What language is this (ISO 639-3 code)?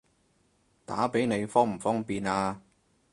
yue